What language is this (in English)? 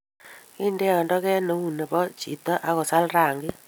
Kalenjin